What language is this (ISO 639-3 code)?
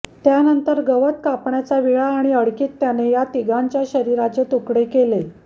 mar